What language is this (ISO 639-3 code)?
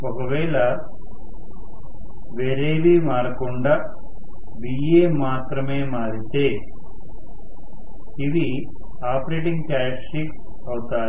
tel